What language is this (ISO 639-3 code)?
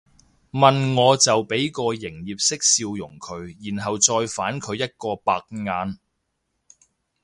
yue